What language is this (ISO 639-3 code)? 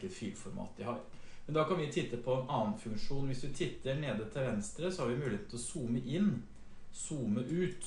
nor